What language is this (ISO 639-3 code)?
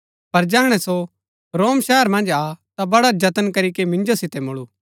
gbk